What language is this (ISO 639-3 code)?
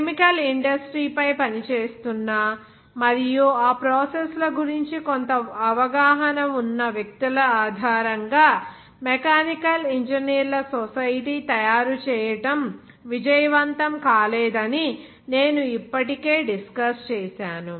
tel